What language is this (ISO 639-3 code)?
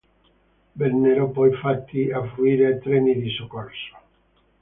ita